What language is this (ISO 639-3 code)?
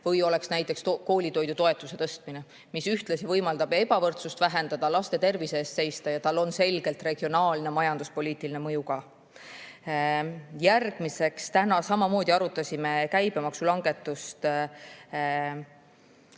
est